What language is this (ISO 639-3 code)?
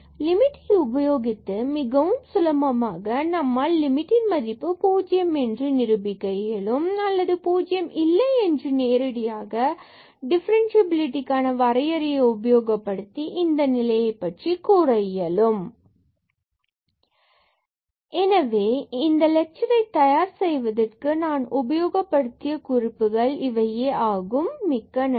tam